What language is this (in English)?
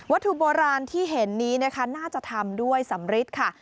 Thai